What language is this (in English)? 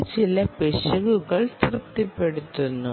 Malayalam